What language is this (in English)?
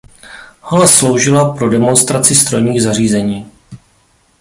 Czech